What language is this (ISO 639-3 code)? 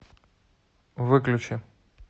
rus